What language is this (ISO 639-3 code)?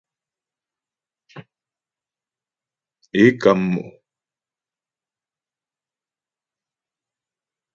bbj